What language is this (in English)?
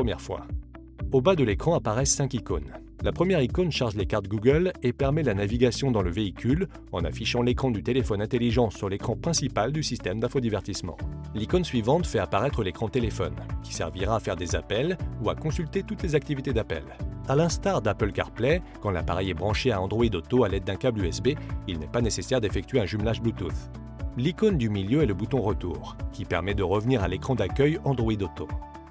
French